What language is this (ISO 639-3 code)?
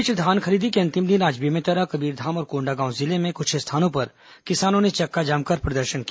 hin